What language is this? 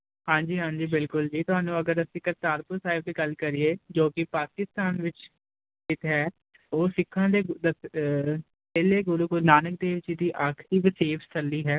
Punjabi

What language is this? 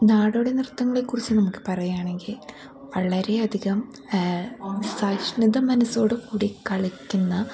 Malayalam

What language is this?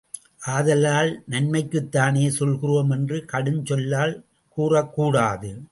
Tamil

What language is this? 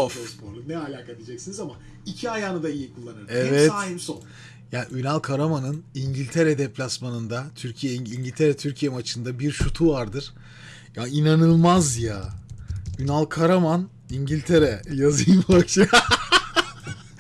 Turkish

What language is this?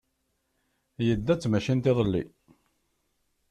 Kabyle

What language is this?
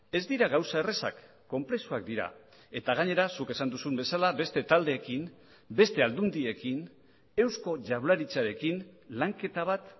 Basque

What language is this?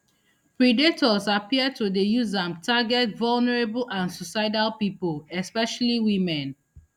Nigerian Pidgin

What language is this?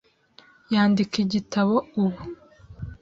Kinyarwanda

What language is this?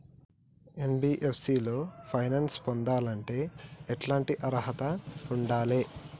Telugu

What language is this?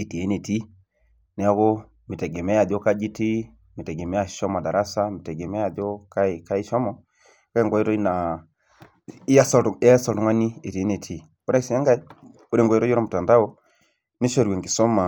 Masai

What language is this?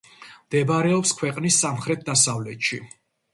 Georgian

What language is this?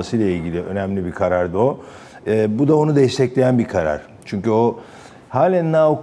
Turkish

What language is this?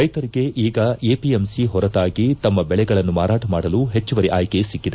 Kannada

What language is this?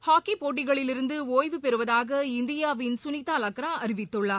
Tamil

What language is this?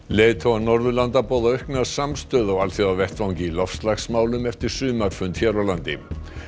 Icelandic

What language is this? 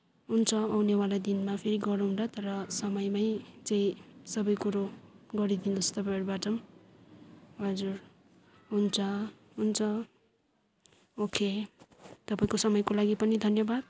Nepali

